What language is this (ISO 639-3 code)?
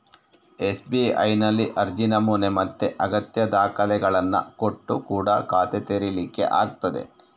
kan